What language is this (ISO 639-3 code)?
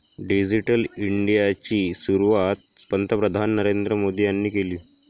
mar